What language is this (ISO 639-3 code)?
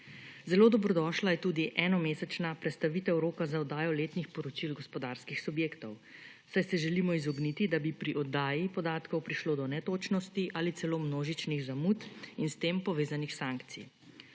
slv